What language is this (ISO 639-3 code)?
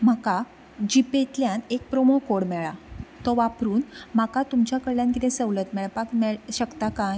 kok